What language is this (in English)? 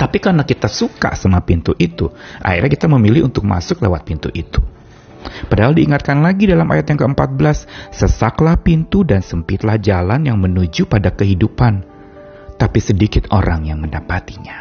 Indonesian